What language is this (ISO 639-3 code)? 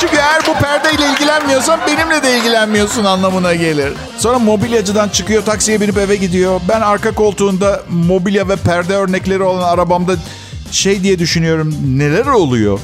tur